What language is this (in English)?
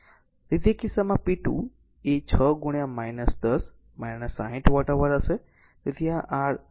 Gujarati